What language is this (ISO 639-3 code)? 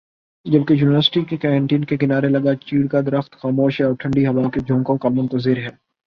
urd